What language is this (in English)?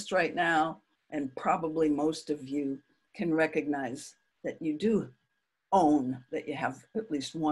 English